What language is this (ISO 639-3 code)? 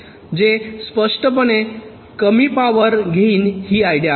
mar